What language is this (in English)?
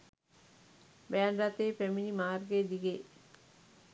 Sinhala